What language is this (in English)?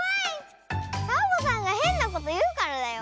Japanese